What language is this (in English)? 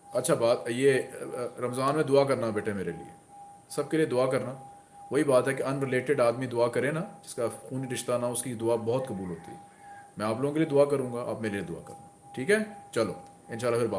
Hindi